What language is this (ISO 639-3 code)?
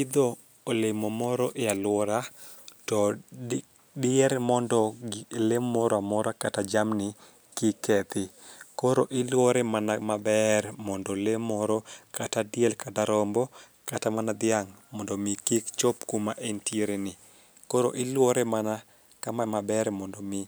luo